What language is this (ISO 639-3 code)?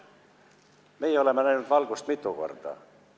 est